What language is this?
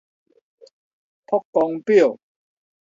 Min Nan Chinese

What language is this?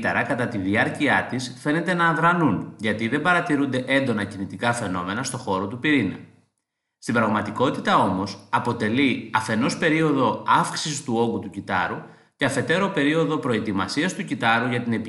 Greek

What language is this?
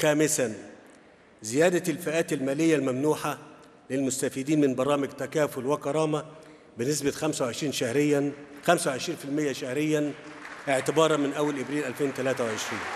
Arabic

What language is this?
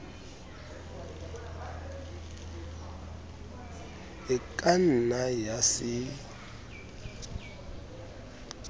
Southern Sotho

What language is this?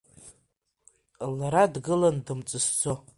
Abkhazian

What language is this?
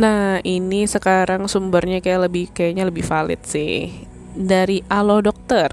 Indonesian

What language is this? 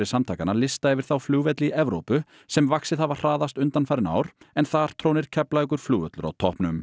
Icelandic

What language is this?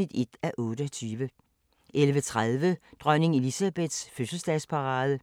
Danish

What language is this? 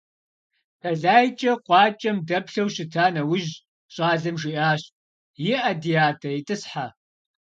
Kabardian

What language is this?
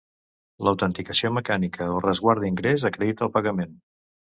Catalan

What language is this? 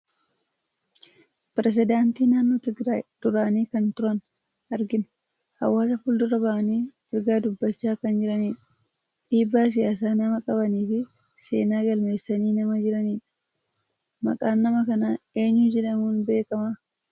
Oromo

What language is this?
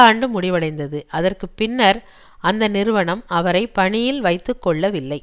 Tamil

